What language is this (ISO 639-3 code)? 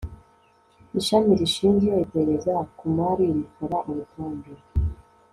kin